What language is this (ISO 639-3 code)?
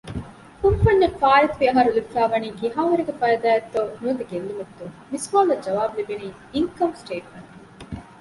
div